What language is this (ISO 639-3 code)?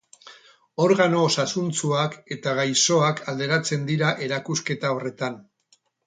eus